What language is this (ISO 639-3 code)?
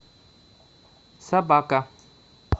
rus